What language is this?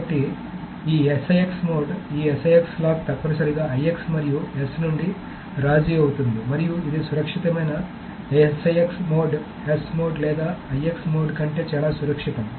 Telugu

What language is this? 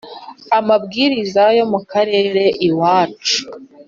Kinyarwanda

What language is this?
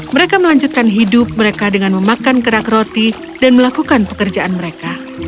Indonesian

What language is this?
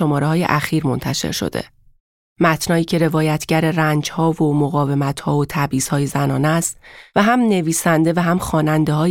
Persian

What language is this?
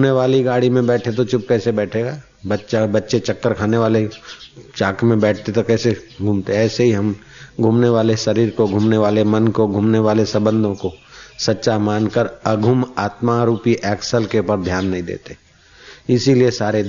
Hindi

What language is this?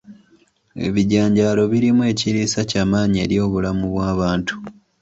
Ganda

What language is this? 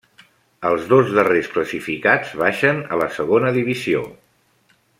Catalan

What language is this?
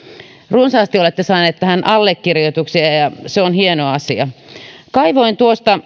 Finnish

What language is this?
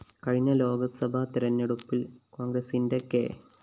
Malayalam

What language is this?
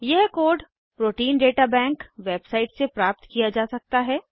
Hindi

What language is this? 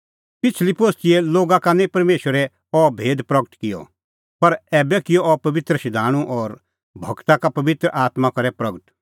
Kullu Pahari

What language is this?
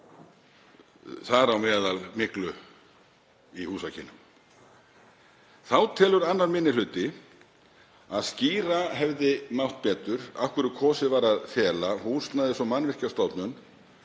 Icelandic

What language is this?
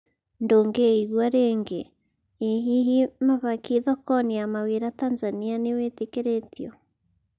Kikuyu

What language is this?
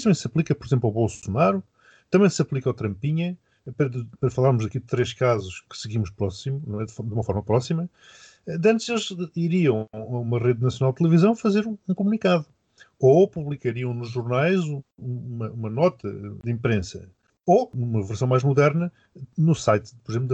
Portuguese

